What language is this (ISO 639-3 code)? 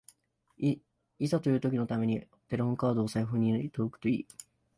jpn